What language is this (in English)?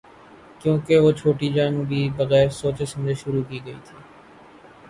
Urdu